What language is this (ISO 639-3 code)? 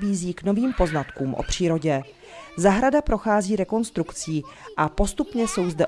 ces